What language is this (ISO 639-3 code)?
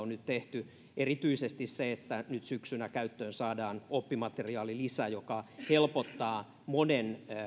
fin